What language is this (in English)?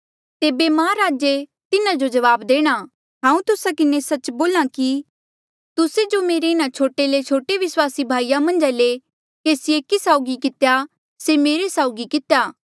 Mandeali